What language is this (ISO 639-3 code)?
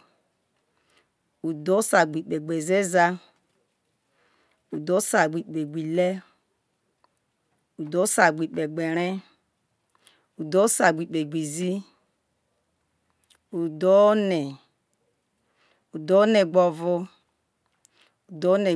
iso